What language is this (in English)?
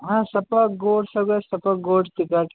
Marathi